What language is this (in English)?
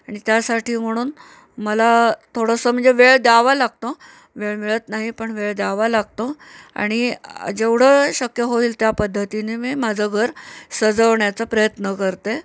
Marathi